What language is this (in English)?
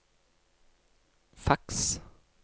Norwegian